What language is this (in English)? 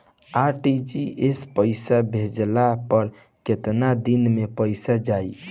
Bhojpuri